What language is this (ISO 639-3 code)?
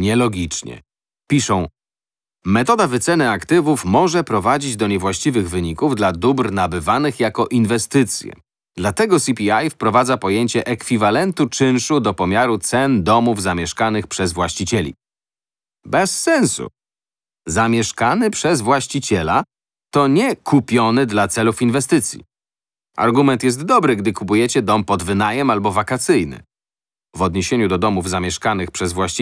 pol